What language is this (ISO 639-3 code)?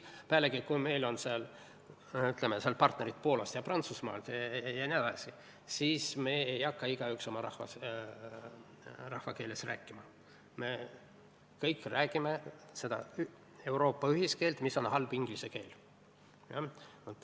est